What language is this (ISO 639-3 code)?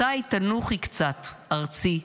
heb